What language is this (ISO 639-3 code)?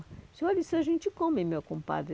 por